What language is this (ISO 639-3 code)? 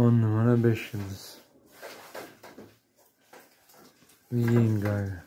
tur